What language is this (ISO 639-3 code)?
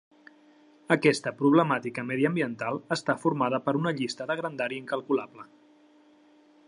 cat